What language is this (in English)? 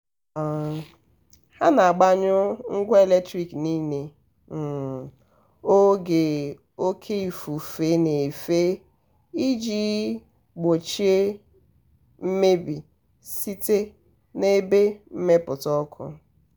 Igbo